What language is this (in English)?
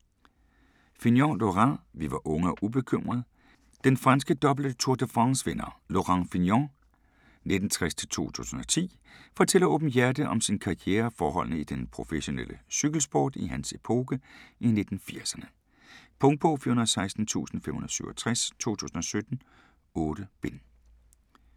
Danish